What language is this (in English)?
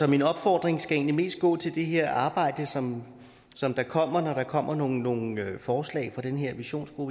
Danish